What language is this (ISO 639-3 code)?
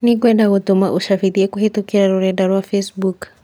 kik